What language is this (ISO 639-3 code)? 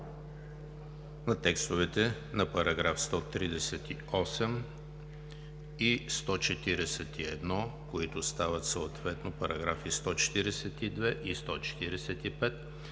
bul